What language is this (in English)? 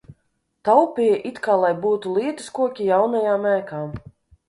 Latvian